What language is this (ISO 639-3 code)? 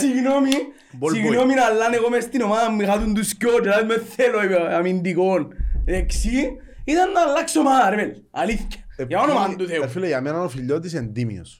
ell